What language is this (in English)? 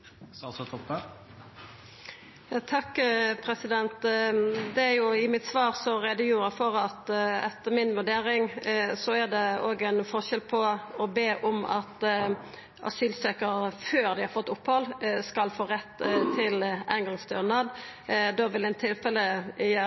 Norwegian Nynorsk